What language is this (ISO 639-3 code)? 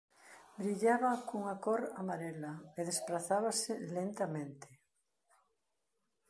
glg